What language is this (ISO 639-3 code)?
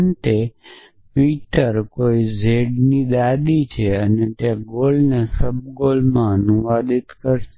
guj